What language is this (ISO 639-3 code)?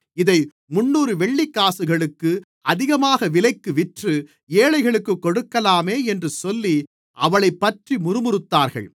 tam